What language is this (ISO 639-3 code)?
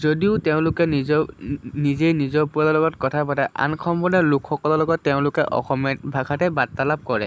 asm